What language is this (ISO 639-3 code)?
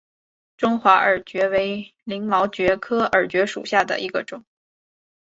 zho